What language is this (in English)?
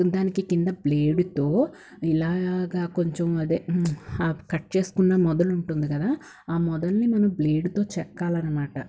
Telugu